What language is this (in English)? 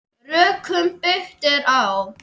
Icelandic